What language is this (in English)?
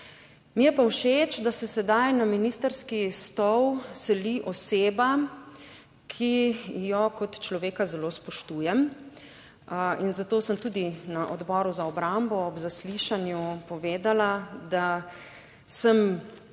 Slovenian